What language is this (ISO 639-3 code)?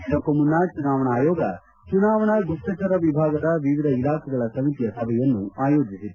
kan